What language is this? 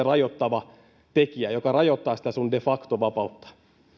Finnish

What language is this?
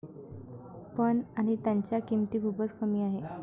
Marathi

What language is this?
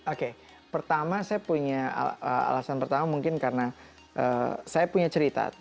Indonesian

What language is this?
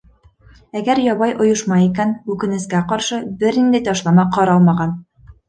Bashkir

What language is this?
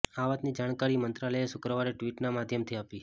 Gujarati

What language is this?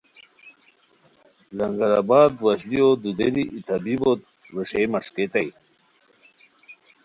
Khowar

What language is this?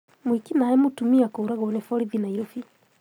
Kikuyu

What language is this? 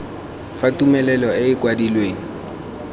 Tswana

